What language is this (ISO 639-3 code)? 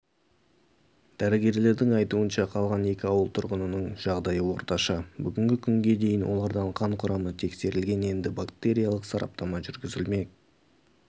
kaz